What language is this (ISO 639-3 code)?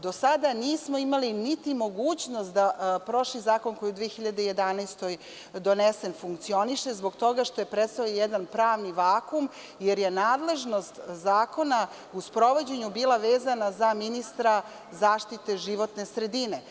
srp